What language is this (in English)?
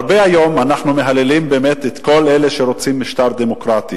Hebrew